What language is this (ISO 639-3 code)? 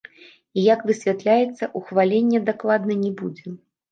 bel